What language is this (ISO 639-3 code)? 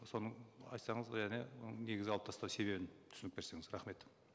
kaz